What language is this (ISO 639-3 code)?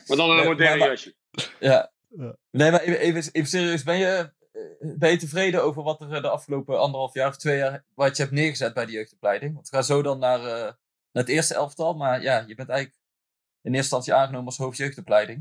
nld